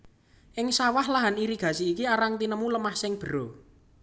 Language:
Javanese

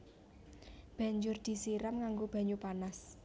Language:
Javanese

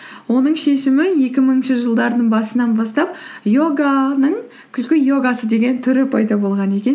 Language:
Kazakh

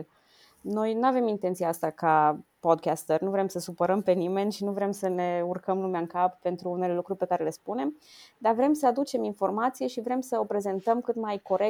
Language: Romanian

